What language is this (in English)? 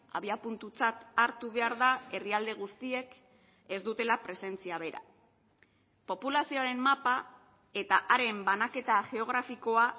Basque